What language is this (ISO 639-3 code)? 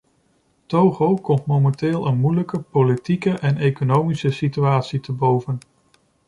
nld